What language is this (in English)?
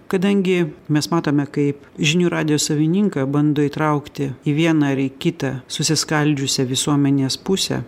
Lithuanian